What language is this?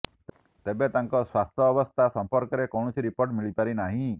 Odia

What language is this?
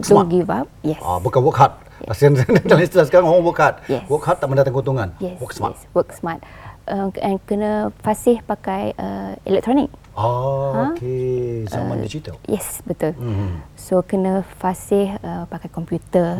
Malay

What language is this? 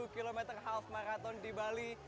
Indonesian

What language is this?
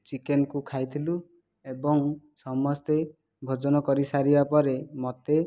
Odia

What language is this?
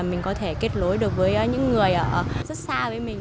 Vietnamese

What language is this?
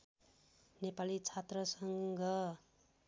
Nepali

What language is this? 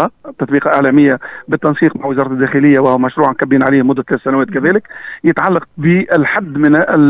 Arabic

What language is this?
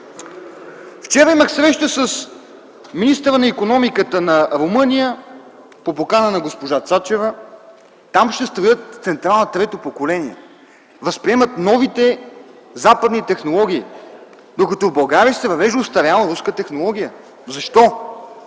Bulgarian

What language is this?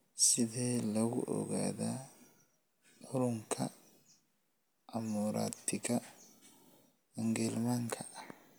Somali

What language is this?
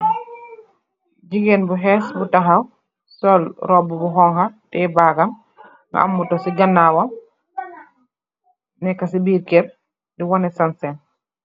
Wolof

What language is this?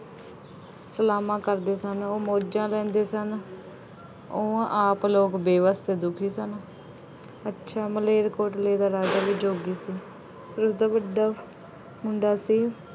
Punjabi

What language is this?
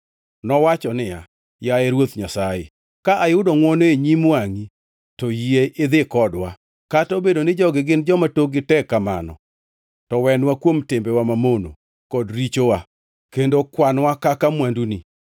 Luo (Kenya and Tanzania)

